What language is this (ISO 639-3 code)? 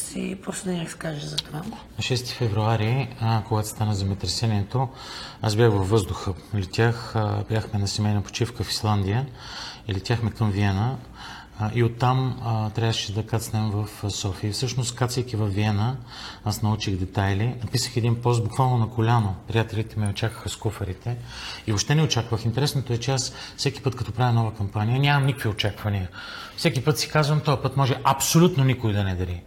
bul